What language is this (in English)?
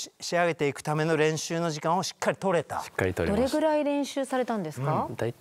Japanese